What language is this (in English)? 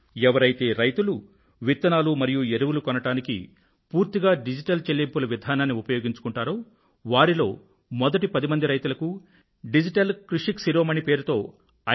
Telugu